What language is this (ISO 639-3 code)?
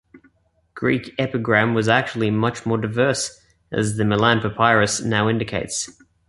eng